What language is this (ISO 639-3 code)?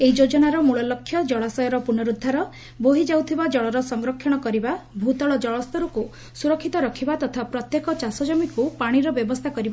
ori